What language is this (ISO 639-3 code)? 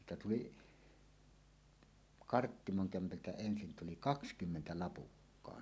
fin